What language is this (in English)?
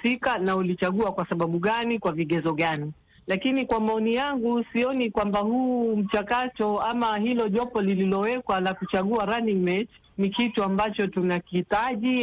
Swahili